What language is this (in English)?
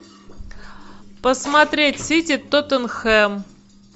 Russian